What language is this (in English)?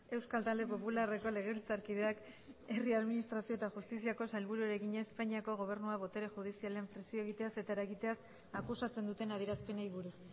Basque